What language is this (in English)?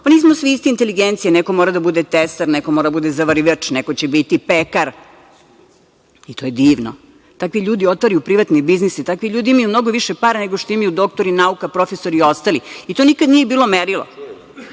Serbian